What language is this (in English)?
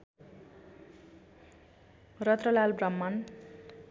Nepali